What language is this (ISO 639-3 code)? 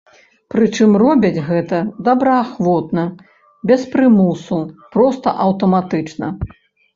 bel